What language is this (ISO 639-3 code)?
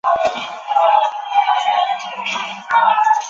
zho